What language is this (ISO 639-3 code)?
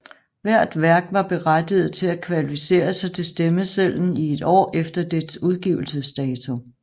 dan